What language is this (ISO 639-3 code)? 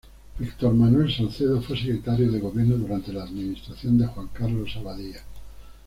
spa